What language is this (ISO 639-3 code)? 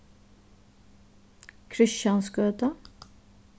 fao